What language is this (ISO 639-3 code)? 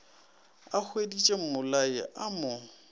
nso